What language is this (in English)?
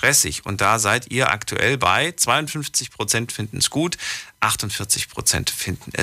German